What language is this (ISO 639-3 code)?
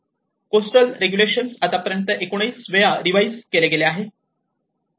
mar